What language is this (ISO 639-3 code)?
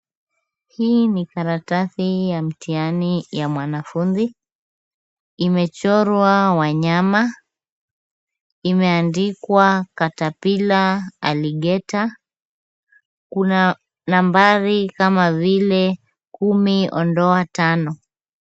swa